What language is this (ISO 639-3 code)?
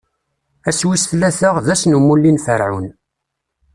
kab